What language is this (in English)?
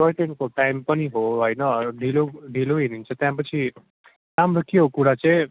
Nepali